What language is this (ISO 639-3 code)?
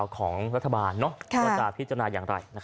tha